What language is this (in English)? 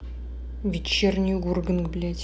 Russian